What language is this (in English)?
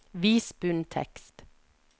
Norwegian